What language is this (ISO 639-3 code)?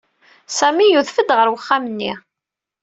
kab